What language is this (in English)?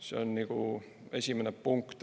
Estonian